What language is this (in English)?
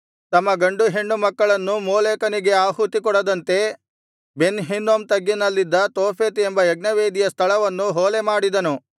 Kannada